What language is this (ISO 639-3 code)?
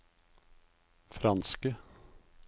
nor